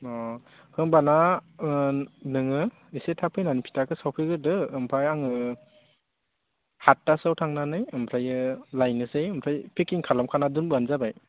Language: Bodo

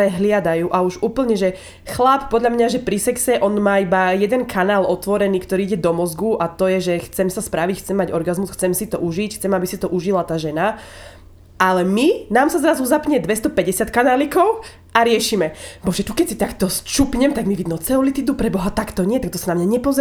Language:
Slovak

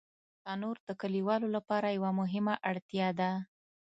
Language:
Pashto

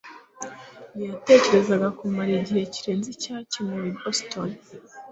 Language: Kinyarwanda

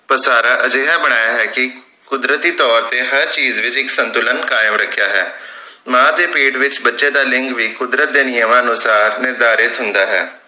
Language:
Punjabi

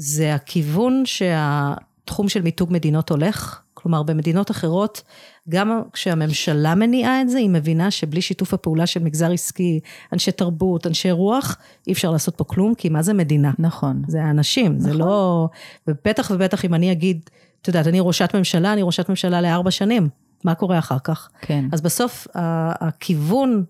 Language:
Hebrew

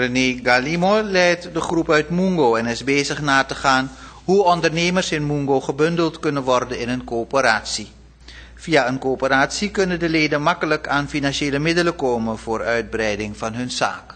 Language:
Dutch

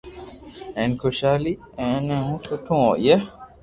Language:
Loarki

